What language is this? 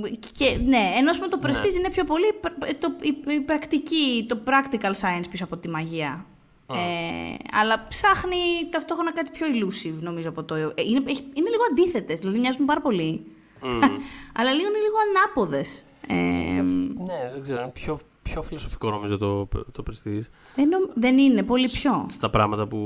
Greek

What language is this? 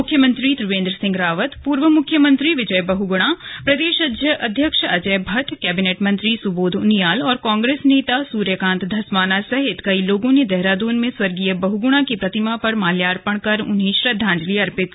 Hindi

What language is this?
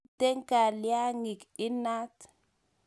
Kalenjin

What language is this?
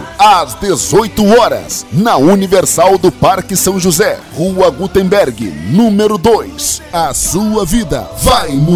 Portuguese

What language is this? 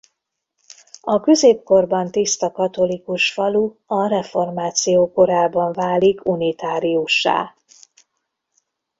Hungarian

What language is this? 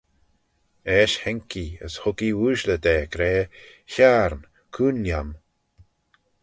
Manx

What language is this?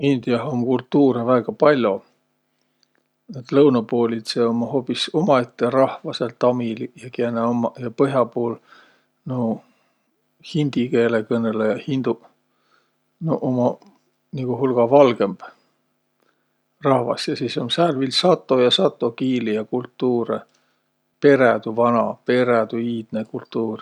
Võro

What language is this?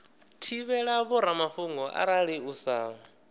Venda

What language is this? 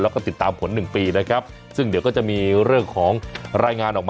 Thai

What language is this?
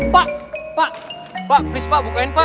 Indonesian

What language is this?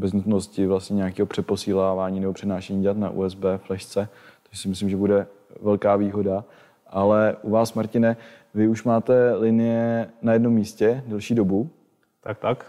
Czech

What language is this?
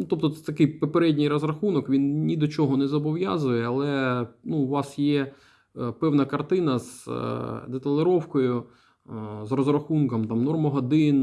Ukrainian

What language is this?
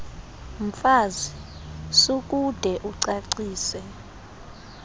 Xhosa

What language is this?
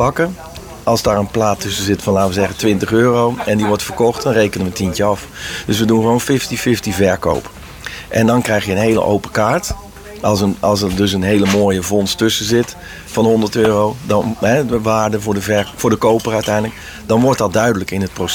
Dutch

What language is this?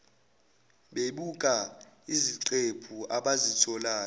Zulu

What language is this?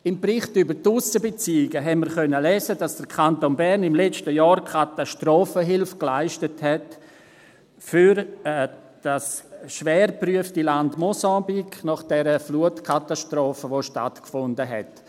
Swiss German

